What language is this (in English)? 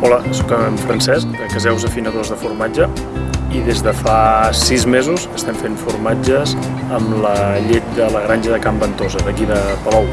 Catalan